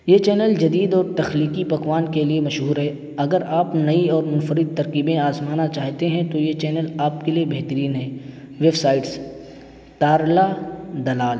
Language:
Urdu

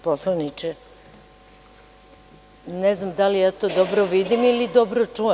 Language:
Serbian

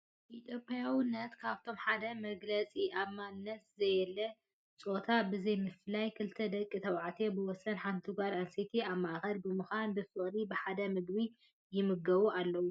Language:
Tigrinya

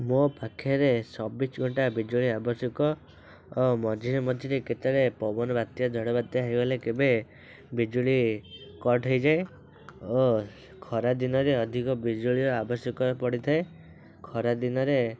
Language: Odia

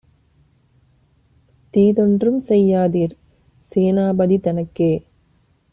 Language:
Tamil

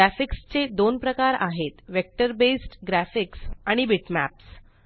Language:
Marathi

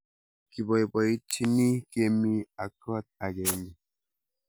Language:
Kalenjin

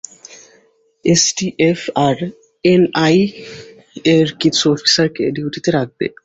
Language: Bangla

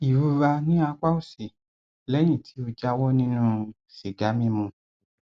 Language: Yoruba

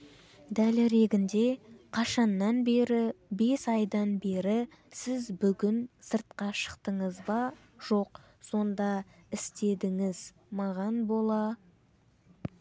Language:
Kazakh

